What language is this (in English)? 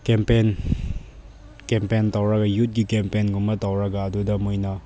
Manipuri